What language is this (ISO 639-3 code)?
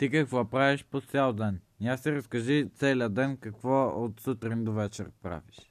bul